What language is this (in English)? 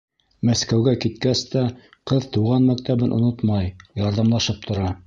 Bashkir